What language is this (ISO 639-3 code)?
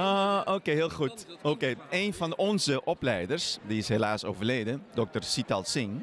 nld